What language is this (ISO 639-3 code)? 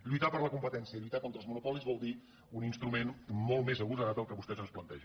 cat